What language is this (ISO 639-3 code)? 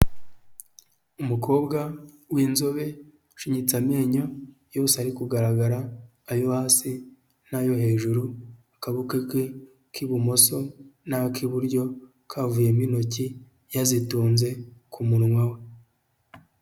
kin